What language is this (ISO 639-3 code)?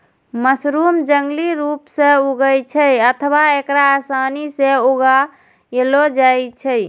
mai